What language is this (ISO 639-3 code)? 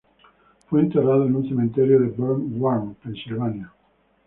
spa